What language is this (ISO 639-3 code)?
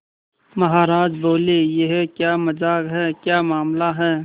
hin